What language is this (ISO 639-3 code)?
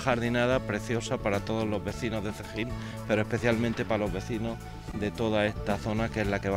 spa